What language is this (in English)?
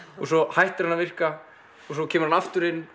Icelandic